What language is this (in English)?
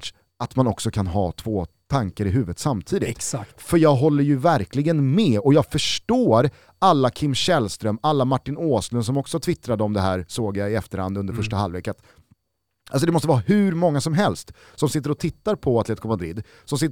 Swedish